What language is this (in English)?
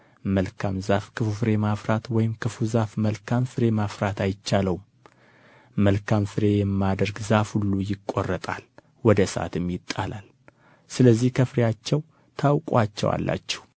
Amharic